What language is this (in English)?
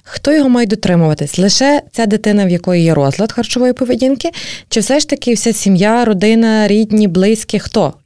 Ukrainian